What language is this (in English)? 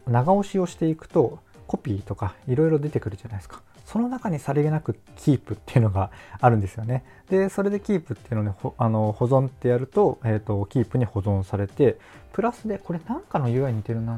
Japanese